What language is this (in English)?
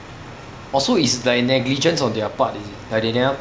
English